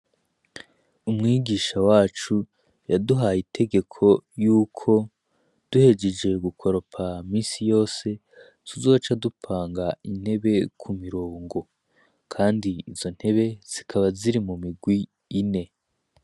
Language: Rundi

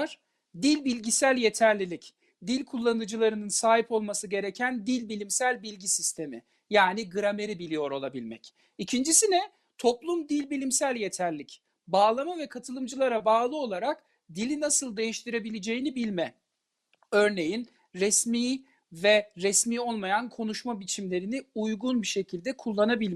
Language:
Turkish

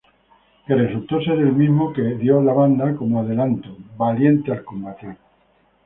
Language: Spanish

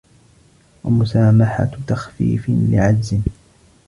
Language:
Arabic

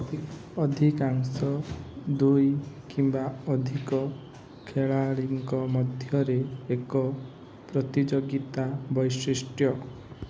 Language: Odia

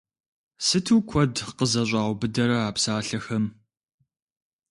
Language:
Kabardian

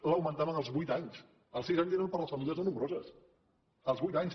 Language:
Catalan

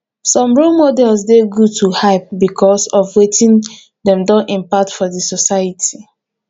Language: Nigerian Pidgin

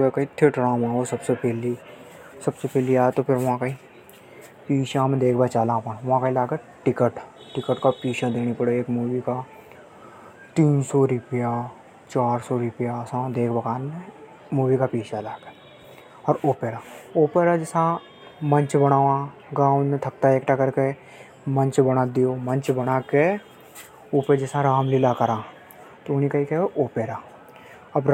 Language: Hadothi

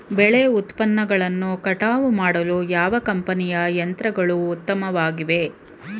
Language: Kannada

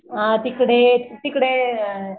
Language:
Marathi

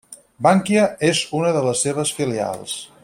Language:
Catalan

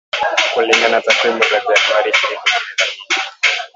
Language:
Swahili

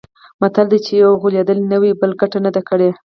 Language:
Pashto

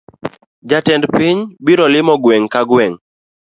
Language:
Luo (Kenya and Tanzania)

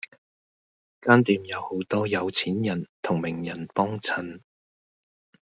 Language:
Cantonese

